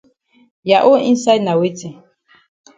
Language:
Cameroon Pidgin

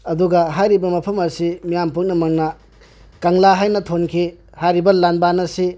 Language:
Manipuri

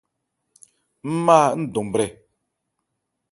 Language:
Ebrié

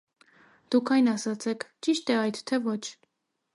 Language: Armenian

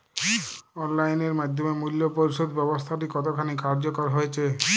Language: Bangla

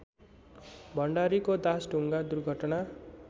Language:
Nepali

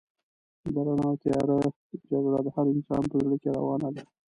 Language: Pashto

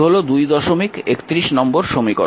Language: Bangla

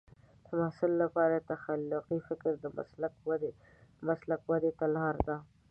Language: Pashto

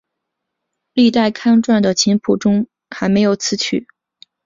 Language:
Chinese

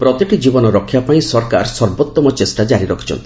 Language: Odia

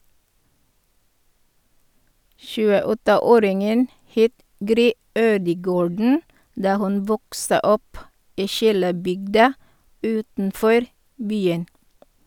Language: Norwegian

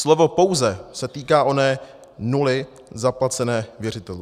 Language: Czech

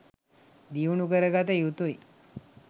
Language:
Sinhala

